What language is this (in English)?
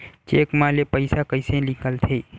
Chhattisgarhi